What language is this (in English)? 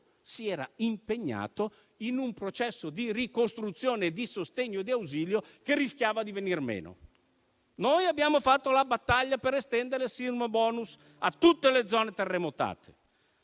Italian